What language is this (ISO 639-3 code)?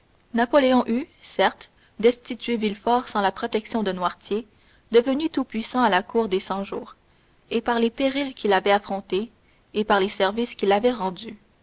fra